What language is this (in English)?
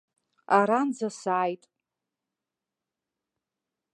Abkhazian